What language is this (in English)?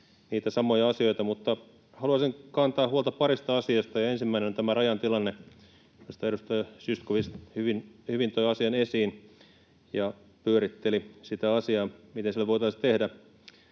Finnish